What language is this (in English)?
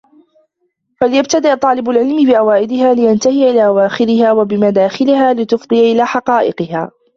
Arabic